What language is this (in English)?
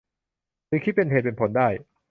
Thai